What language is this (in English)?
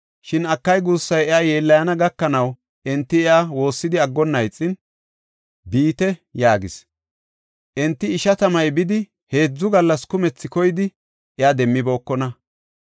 Gofa